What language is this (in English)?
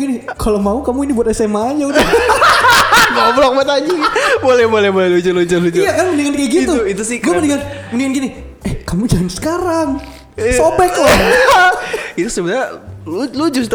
Indonesian